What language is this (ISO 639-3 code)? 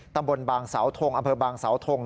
tha